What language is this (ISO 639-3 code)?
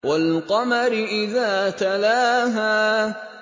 ara